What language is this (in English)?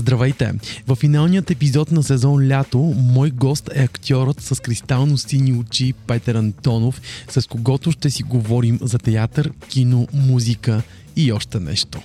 Bulgarian